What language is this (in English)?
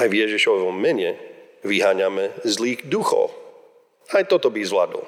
Slovak